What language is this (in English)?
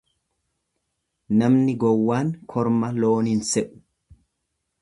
Oromo